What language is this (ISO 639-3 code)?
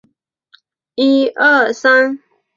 zho